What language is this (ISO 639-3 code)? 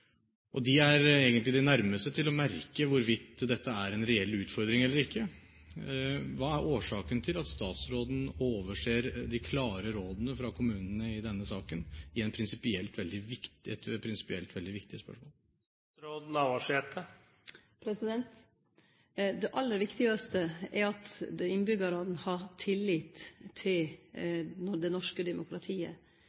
nor